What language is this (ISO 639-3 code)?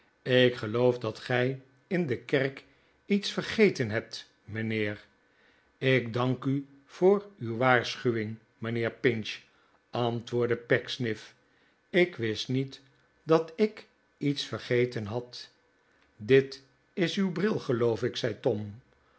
nld